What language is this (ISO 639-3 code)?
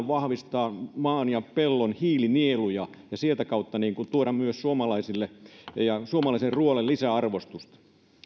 fin